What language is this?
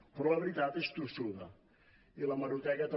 Catalan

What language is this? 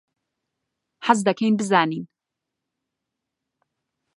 Central Kurdish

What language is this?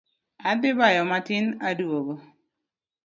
Luo (Kenya and Tanzania)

